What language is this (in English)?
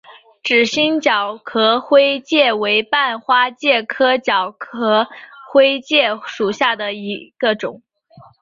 Chinese